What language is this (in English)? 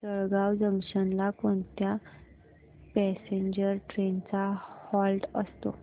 Marathi